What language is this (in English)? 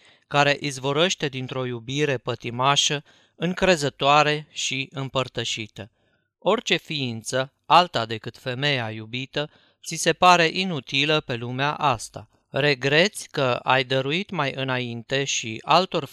Romanian